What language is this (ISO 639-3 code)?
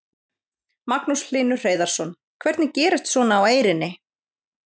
isl